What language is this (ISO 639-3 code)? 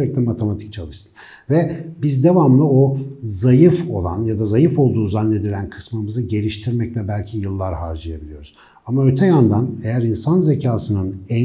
tur